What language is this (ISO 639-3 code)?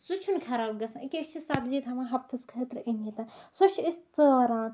kas